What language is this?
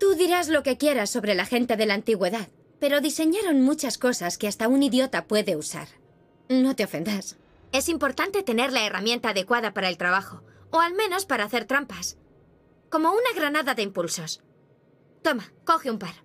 Spanish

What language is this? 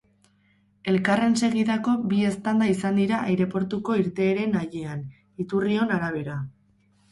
Basque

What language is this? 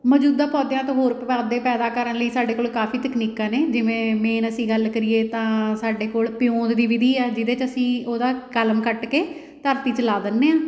Punjabi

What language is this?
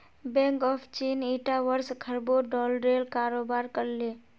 Magahi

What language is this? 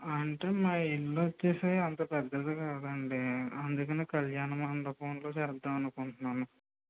Telugu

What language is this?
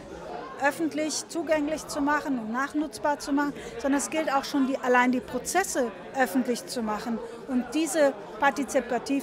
German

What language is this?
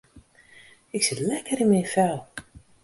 Western Frisian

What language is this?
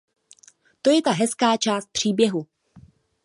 Czech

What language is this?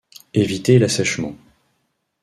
French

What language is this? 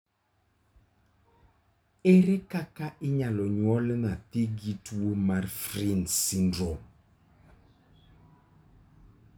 Luo (Kenya and Tanzania)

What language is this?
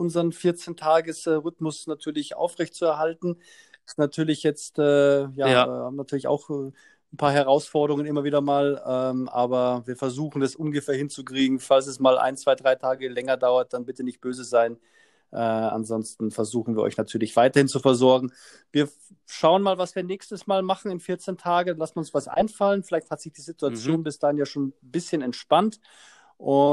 German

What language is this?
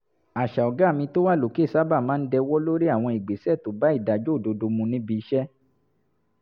Yoruba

